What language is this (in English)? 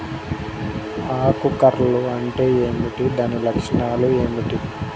Telugu